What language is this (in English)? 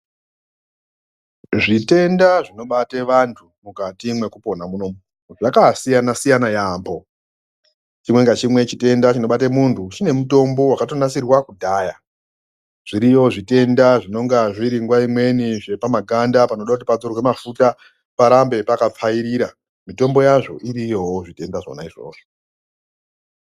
Ndau